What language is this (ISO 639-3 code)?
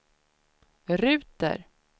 swe